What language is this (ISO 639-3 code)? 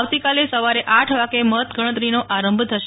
guj